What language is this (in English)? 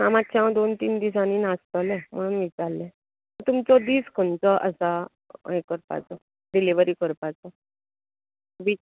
Konkani